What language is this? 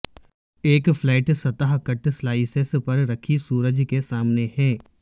Urdu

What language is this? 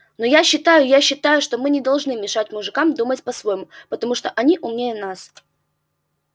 Russian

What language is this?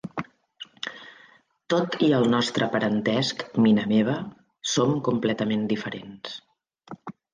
Catalan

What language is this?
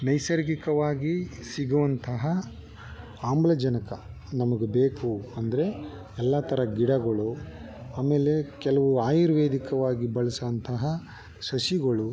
Kannada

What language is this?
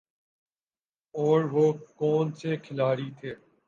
Urdu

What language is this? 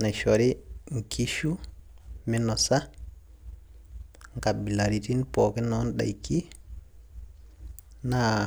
Masai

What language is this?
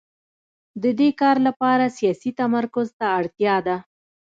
Pashto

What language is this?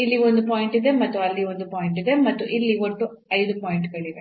Kannada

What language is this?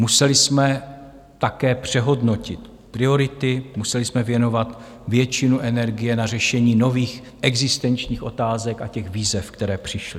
Czech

